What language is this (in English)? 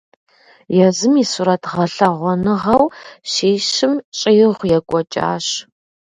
Kabardian